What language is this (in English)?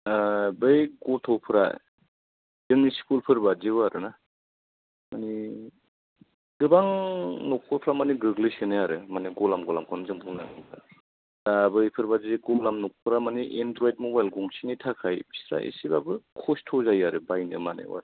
Bodo